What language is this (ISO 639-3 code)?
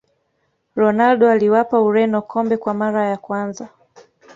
swa